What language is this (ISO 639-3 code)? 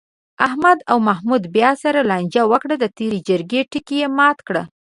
pus